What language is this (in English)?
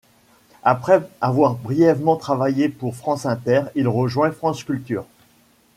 French